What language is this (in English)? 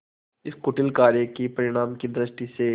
Hindi